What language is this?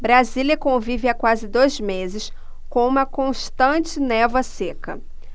Portuguese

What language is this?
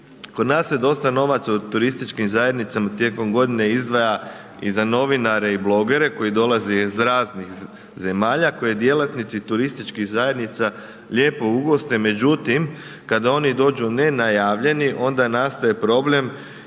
Croatian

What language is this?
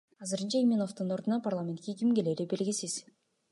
Kyrgyz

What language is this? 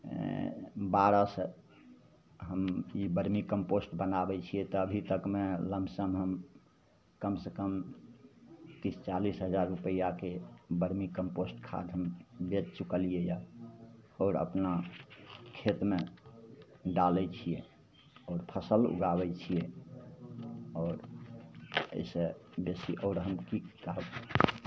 Maithili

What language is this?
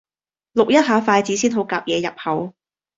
Cantonese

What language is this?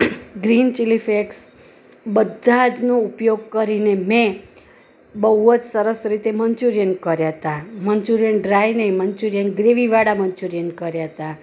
Gujarati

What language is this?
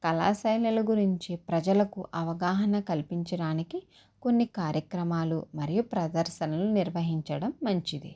Telugu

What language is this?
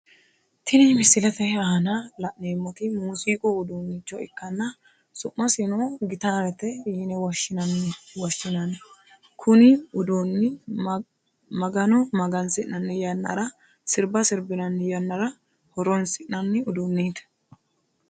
Sidamo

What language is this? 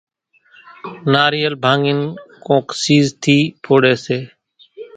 Kachi Koli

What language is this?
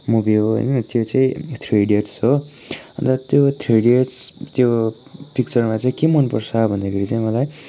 Nepali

